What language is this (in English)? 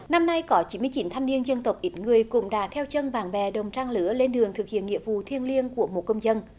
Vietnamese